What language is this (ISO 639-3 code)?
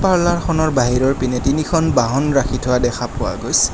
asm